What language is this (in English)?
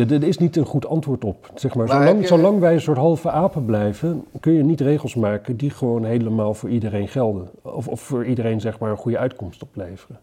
Dutch